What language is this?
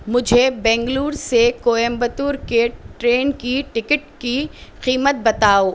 Urdu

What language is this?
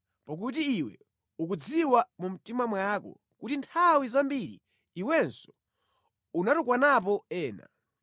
Nyanja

